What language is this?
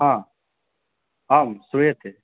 Sanskrit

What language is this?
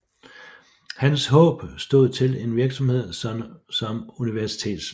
Danish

